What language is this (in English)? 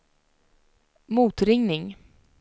Swedish